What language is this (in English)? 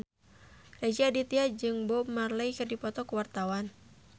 Sundanese